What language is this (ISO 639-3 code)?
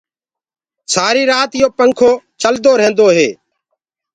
ggg